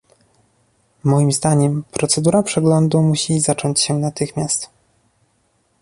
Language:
Polish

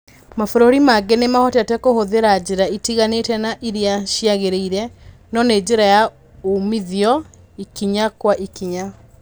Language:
Kikuyu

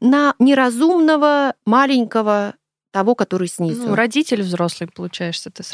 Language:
Russian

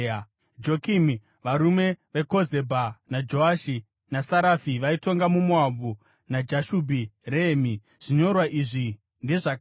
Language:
Shona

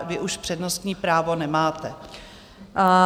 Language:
Czech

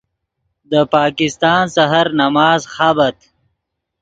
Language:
Yidgha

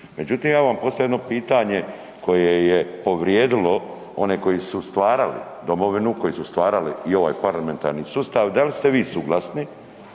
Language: Croatian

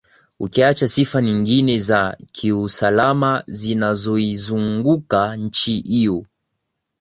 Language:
Swahili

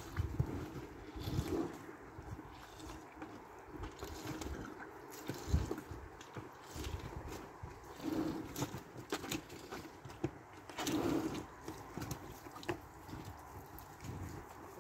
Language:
Turkish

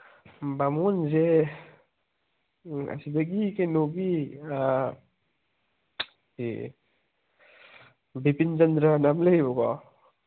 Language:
Manipuri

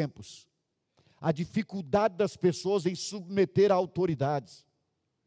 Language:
Portuguese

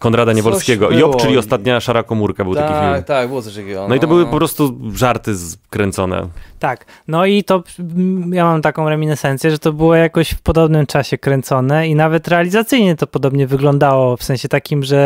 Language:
Polish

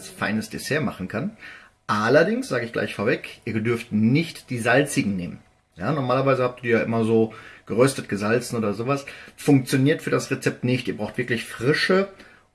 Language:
German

